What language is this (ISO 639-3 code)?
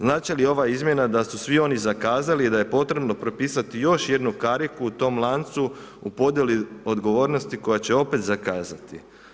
hrv